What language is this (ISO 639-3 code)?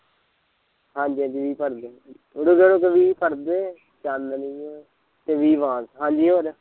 pan